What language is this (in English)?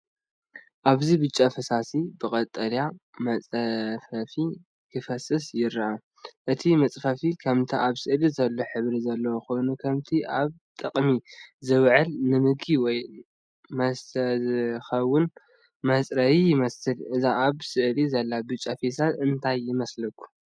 Tigrinya